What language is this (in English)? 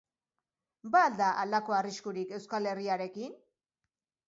Basque